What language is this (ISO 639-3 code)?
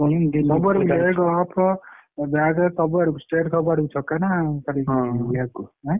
ori